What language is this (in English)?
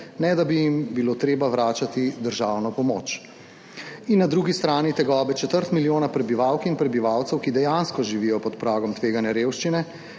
Slovenian